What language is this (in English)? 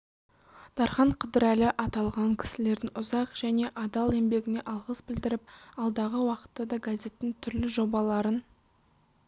Kazakh